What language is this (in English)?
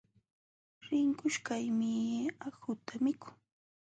Jauja Wanca Quechua